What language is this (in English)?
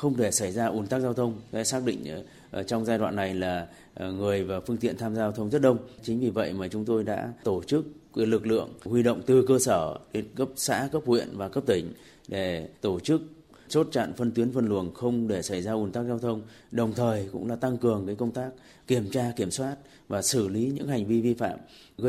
Vietnamese